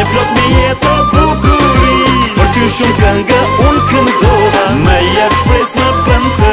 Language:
Romanian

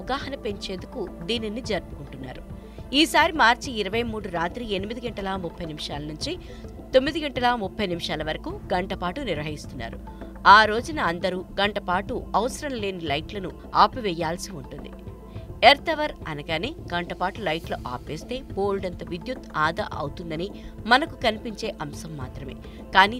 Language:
Telugu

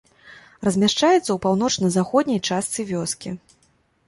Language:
Belarusian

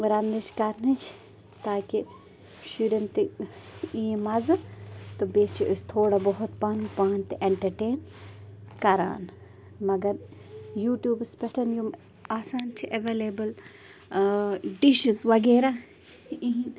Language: Kashmiri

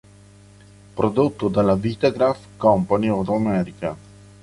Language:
Italian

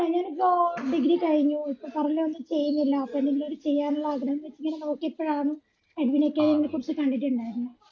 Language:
Malayalam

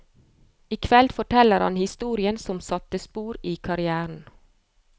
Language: Norwegian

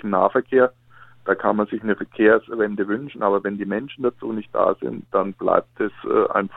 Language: German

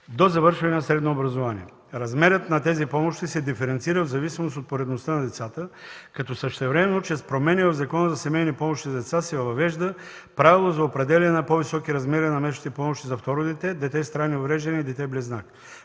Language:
Bulgarian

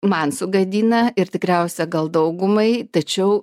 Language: Lithuanian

